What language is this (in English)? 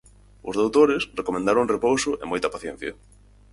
Galician